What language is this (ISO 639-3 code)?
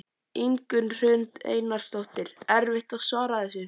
isl